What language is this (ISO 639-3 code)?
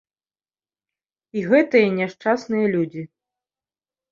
bel